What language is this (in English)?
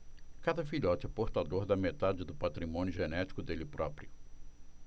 Portuguese